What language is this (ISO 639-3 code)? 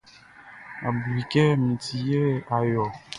bci